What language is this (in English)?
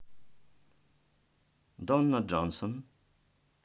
Russian